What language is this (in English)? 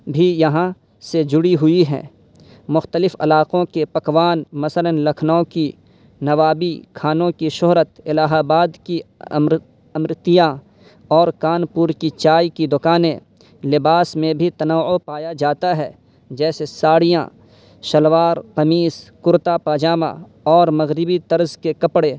Urdu